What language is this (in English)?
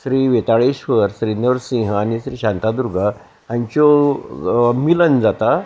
Konkani